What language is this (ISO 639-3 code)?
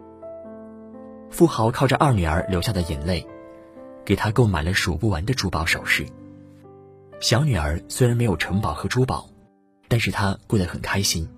zho